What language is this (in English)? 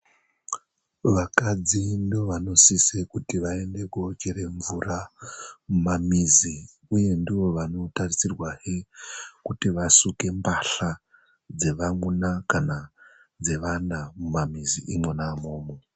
Ndau